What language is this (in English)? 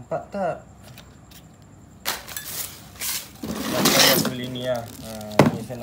Malay